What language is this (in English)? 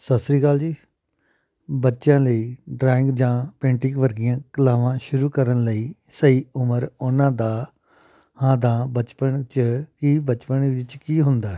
Punjabi